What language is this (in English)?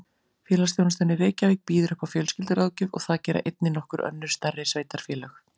Icelandic